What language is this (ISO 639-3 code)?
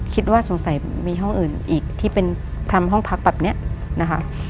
tha